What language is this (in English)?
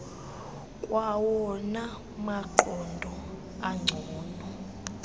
Xhosa